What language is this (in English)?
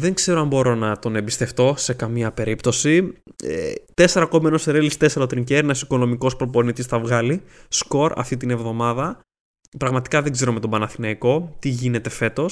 Greek